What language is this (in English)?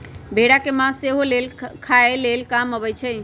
Magahi